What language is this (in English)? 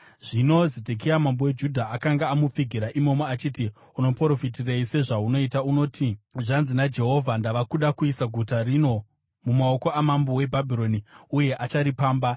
Shona